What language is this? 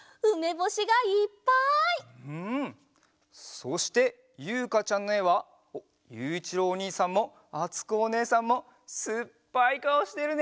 Japanese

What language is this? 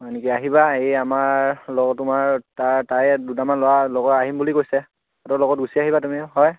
Assamese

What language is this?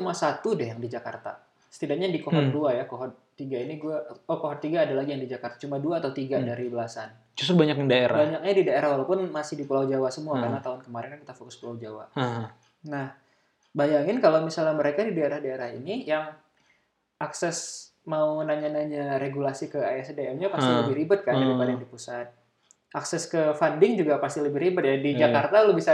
Indonesian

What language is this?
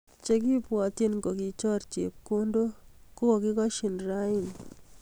Kalenjin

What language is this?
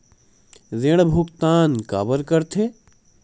Chhattisgarhi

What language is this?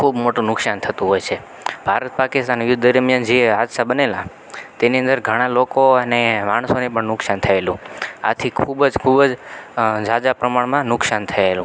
Gujarati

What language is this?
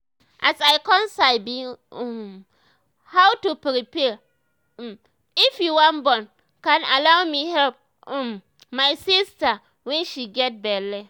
Nigerian Pidgin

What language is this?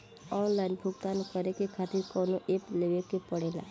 Bhojpuri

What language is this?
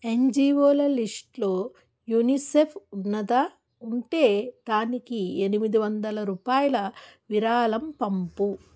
Telugu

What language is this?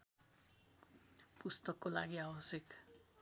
Nepali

